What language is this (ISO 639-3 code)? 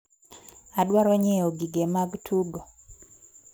luo